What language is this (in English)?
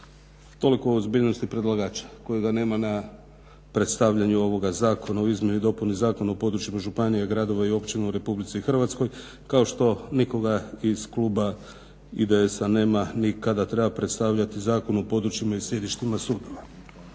Croatian